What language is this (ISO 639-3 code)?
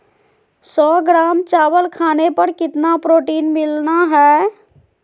mag